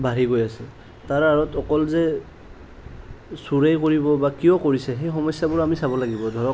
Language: Assamese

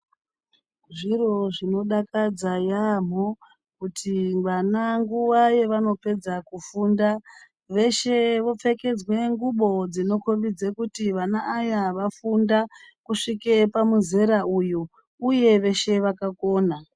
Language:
Ndau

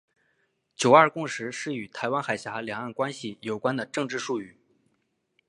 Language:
Chinese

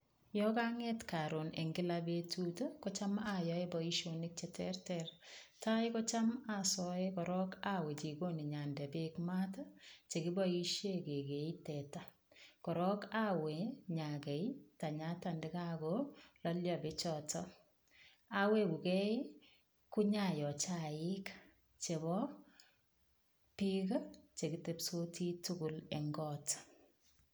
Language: Kalenjin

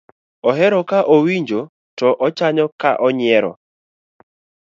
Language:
Luo (Kenya and Tanzania)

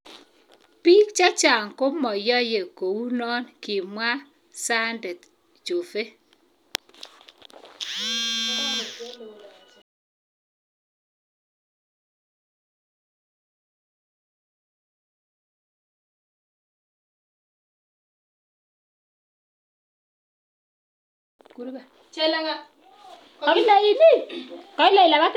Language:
Kalenjin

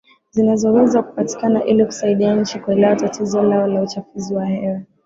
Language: Swahili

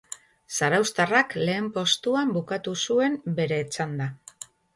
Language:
Basque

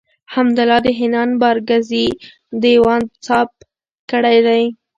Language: Pashto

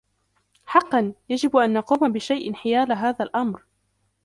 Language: Arabic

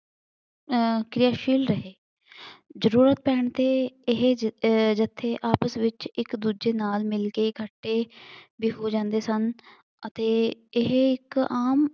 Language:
Punjabi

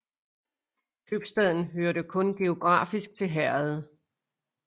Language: Danish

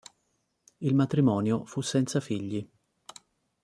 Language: Italian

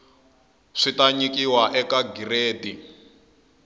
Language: Tsonga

